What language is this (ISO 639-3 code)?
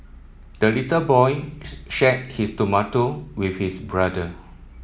eng